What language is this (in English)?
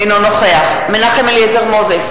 Hebrew